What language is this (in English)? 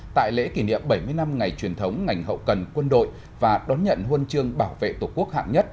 Vietnamese